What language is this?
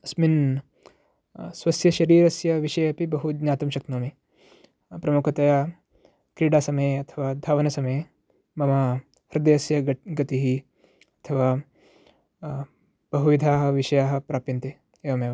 Sanskrit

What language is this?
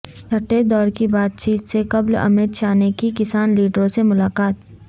Urdu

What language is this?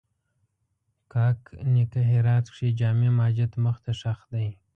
Pashto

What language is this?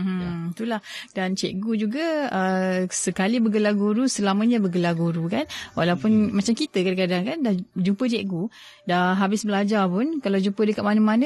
Malay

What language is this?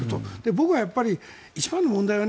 Japanese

